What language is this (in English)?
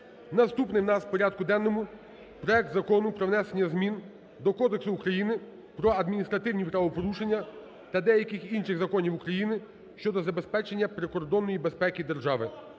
Ukrainian